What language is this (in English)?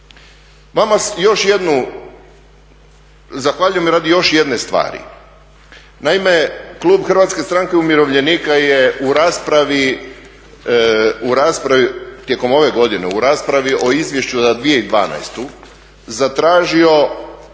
Croatian